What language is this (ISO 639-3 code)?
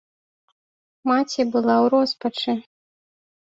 bel